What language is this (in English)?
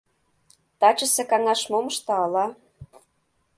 Mari